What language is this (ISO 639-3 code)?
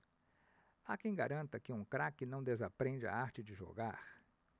por